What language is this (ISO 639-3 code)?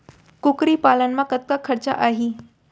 hne